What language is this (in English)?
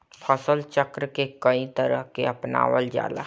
Bhojpuri